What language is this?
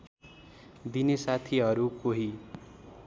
Nepali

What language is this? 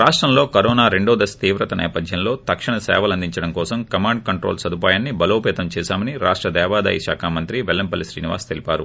Telugu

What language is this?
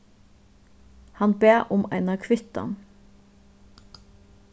Faroese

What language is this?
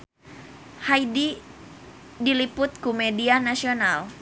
Sundanese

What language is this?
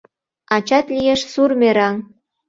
Mari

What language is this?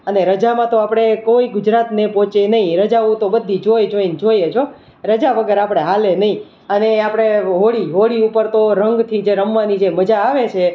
Gujarati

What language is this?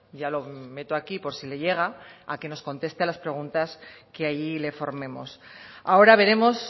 Spanish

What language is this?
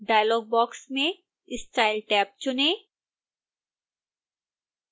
Hindi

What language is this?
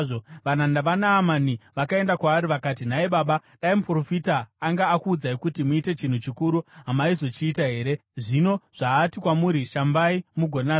Shona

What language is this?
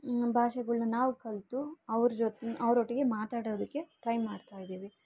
Kannada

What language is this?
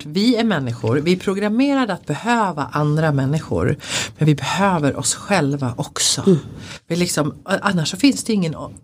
Swedish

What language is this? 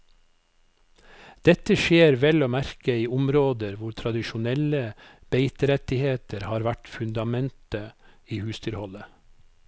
Norwegian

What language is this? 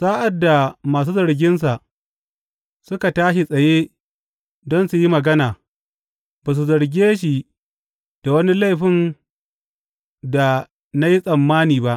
Hausa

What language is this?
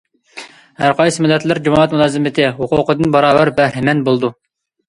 Uyghur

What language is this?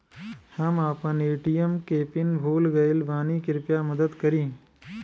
Bhojpuri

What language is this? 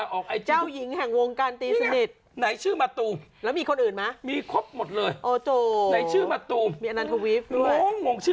Thai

